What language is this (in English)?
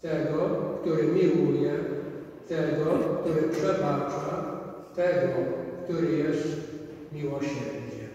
Polish